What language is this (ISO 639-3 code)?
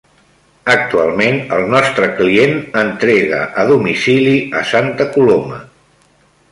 cat